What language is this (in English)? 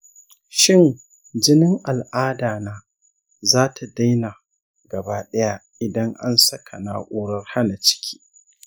Hausa